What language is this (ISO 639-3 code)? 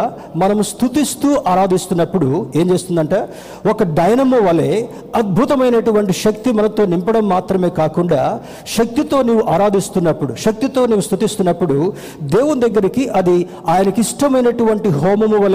tel